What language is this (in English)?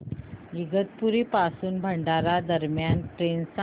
Marathi